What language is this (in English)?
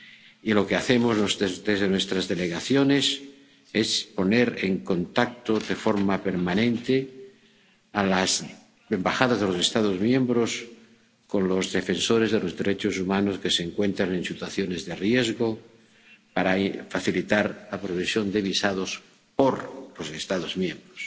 Spanish